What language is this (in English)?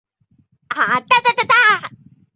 Chinese